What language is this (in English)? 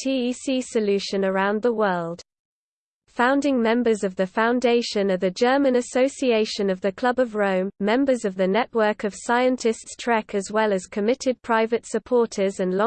English